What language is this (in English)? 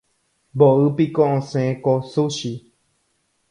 Guarani